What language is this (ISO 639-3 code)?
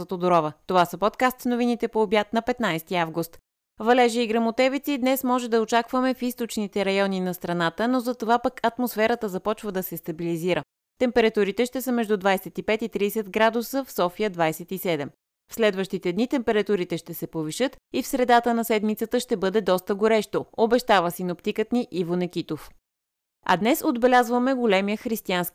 bul